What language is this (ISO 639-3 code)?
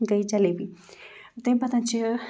kas